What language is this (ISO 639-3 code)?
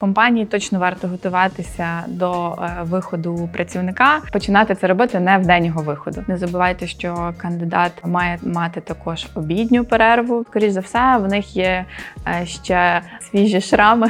ukr